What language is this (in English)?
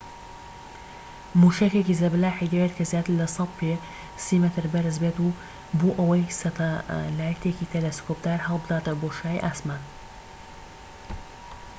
Central Kurdish